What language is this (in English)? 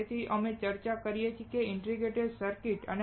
Gujarati